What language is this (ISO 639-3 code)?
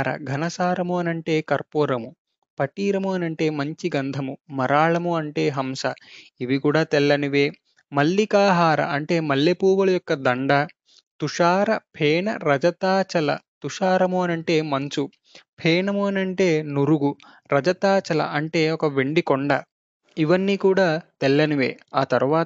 tel